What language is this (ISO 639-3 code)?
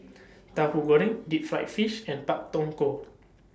eng